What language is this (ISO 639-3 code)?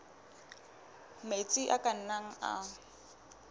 sot